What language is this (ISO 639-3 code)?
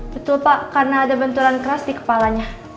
ind